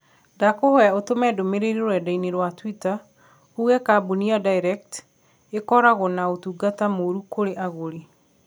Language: Kikuyu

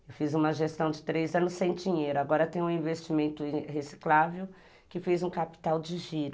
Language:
Portuguese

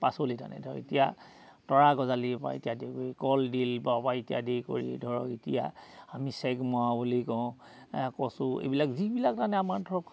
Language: Assamese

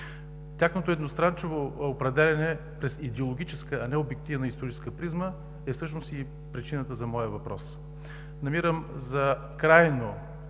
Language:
Bulgarian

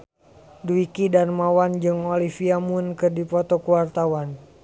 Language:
Sundanese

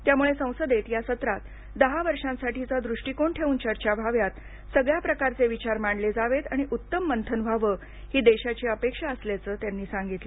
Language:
Marathi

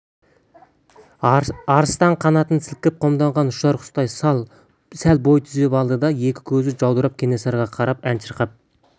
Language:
Kazakh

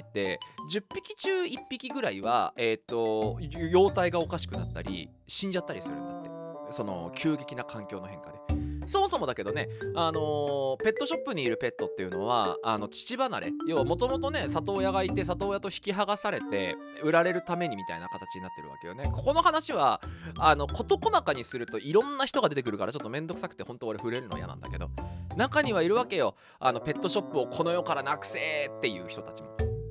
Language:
Japanese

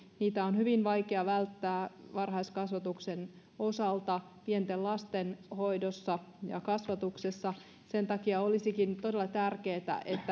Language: Finnish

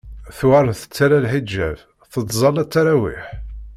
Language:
Kabyle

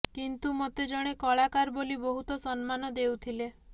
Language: Odia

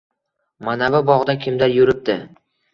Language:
Uzbek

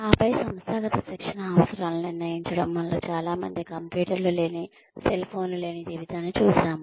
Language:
Telugu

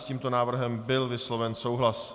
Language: Czech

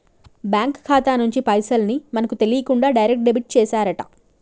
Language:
Telugu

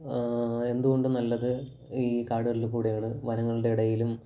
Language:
Malayalam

